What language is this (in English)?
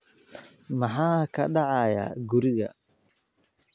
Somali